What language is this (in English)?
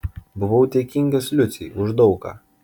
Lithuanian